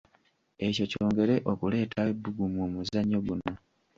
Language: Ganda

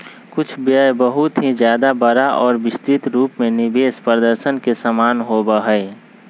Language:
Magahi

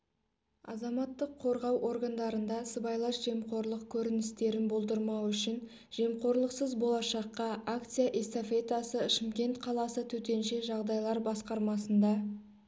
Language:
Kazakh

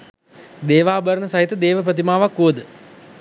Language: Sinhala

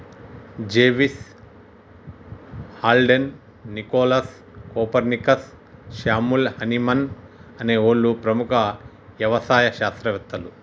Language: Telugu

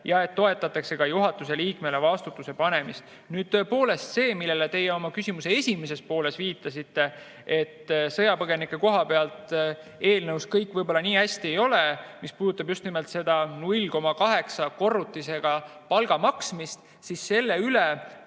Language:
Estonian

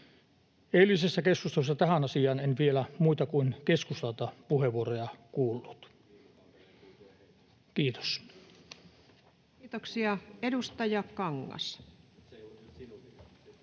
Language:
Finnish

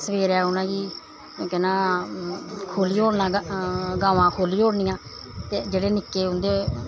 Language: Dogri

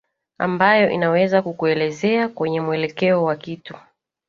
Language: Swahili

